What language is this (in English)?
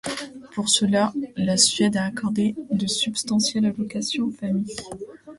French